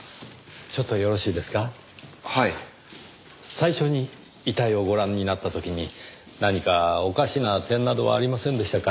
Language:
Japanese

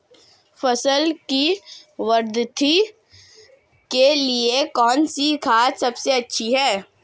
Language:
Hindi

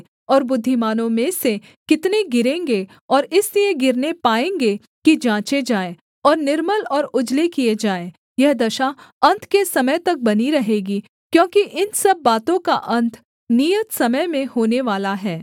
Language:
Hindi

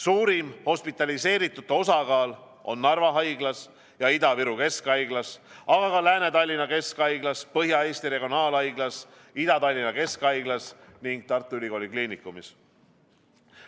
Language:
Estonian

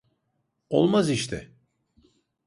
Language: Turkish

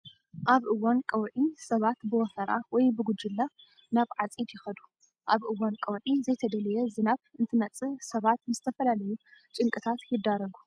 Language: Tigrinya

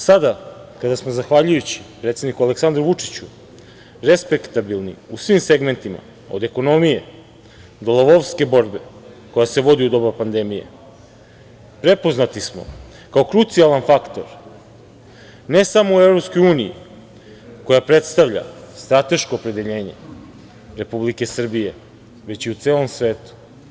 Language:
Serbian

